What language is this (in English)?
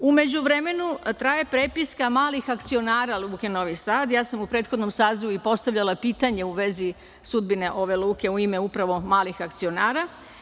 Serbian